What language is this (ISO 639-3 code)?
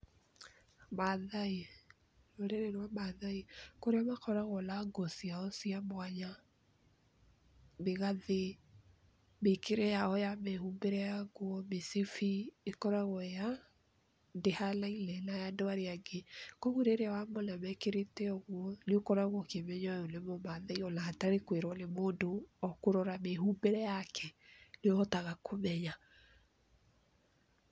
kik